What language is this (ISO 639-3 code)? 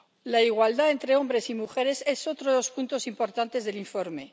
spa